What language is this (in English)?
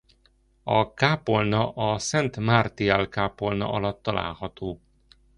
Hungarian